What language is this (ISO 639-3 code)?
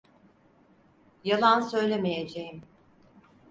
tur